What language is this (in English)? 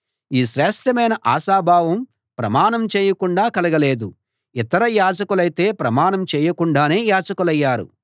Telugu